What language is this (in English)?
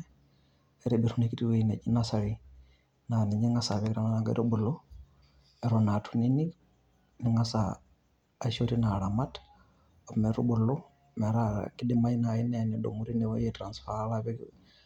Masai